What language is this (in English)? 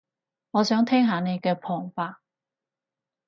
Cantonese